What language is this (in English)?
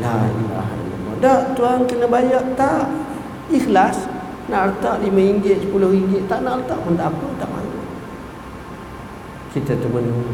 Malay